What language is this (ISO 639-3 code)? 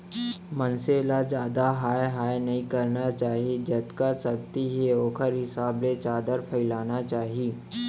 hne